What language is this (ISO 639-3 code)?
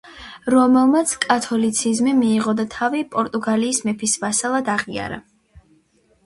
kat